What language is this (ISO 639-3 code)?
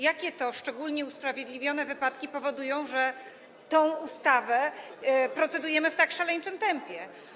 pol